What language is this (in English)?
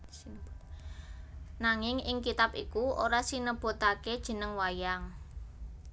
Javanese